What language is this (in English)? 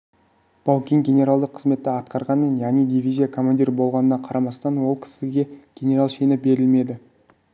Kazakh